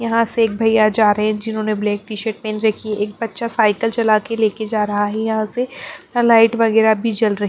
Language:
Hindi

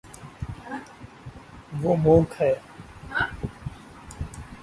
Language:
Urdu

